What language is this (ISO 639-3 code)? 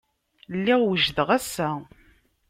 kab